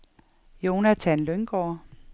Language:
Danish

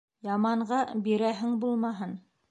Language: Bashkir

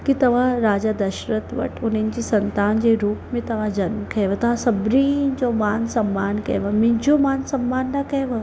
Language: Sindhi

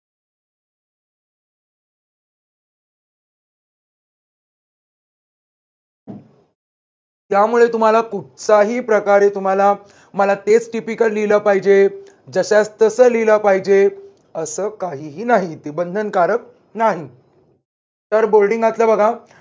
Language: Marathi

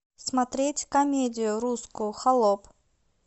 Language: Russian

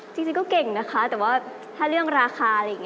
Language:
Thai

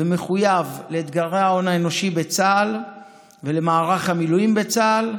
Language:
Hebrew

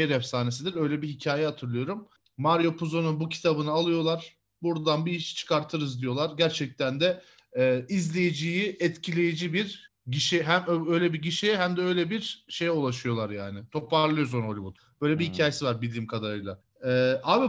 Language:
Turkish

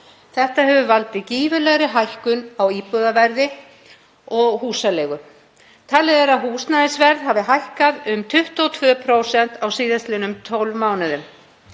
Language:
Icelandic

